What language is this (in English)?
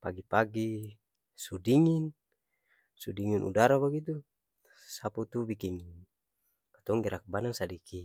Ambonese Malay